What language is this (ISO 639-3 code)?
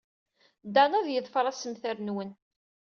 kab